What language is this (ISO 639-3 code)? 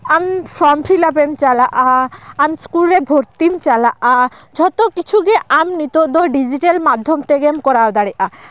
sat